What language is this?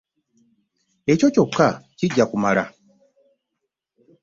Ganda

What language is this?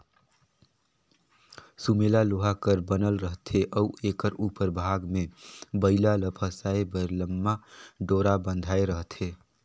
Chhattisgarhi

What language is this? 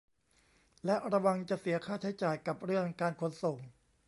Thai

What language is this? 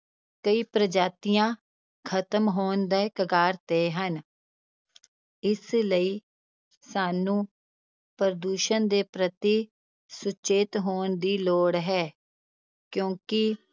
Punjabi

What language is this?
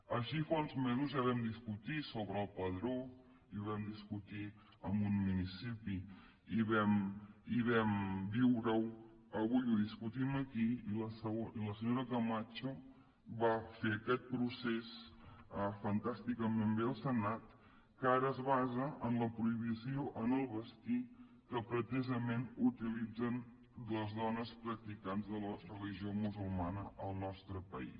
Catalan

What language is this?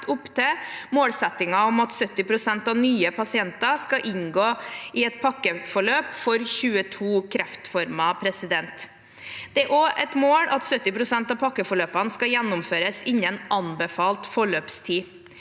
Norwegian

